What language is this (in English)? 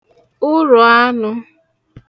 Igbo